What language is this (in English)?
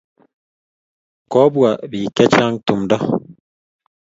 Kalenjin